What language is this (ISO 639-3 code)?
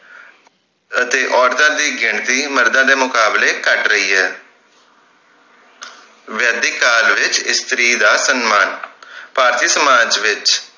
pan